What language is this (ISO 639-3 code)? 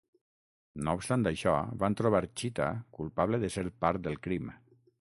cat